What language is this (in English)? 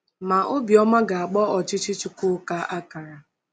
Igbo